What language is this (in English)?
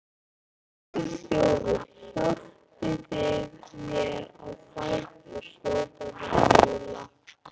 Icelandic